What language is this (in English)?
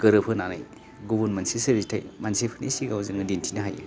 Bodo